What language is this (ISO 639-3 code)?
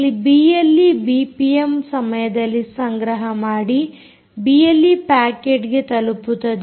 kan